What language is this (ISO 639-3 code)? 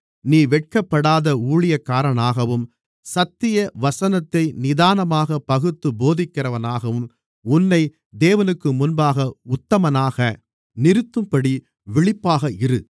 tam